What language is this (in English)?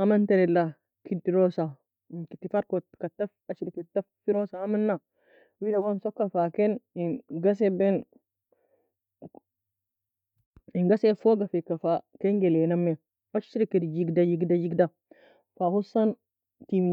Nobiin